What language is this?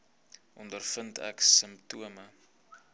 Afrikaans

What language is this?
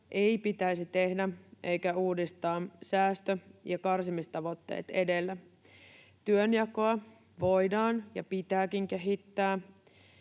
Finnish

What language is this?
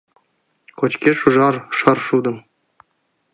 Mari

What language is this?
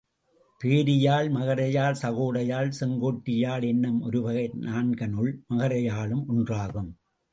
Tamil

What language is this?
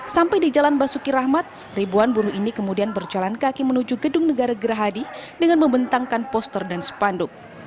Indonesian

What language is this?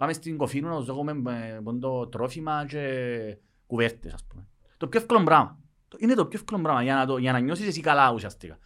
Greek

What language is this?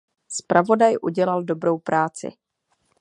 Czech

